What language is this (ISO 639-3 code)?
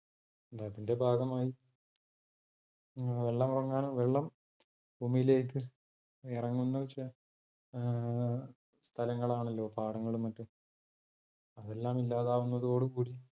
mal